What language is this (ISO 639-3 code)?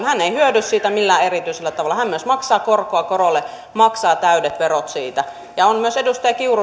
fin